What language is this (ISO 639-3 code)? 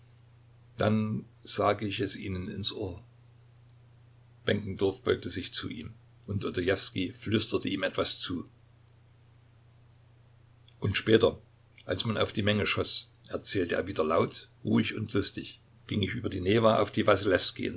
deu